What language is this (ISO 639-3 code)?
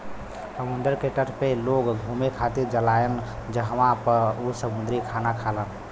bho